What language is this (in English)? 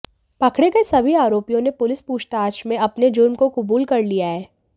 Hindi